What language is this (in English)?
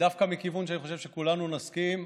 Hebrew